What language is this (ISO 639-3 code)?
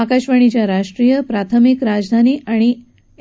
mar